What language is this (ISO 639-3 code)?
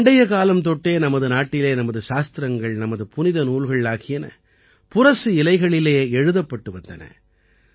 tam